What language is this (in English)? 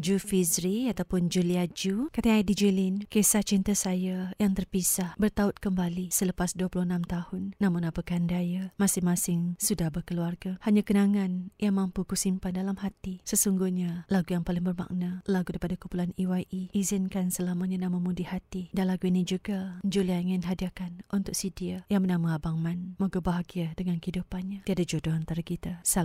Malay